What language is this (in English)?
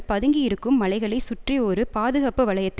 Tamil